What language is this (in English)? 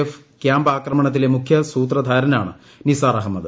Malayalam